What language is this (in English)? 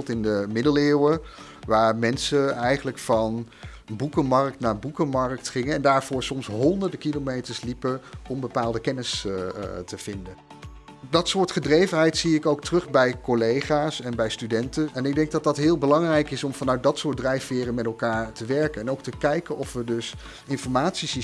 Dutch